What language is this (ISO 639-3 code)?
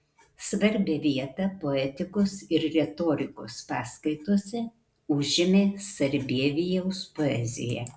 lit